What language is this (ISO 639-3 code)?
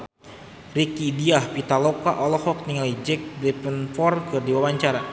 sun